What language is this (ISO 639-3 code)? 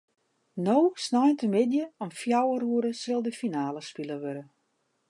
fry